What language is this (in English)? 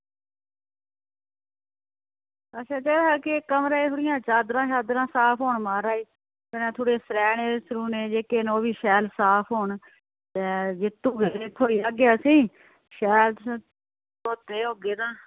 Dogri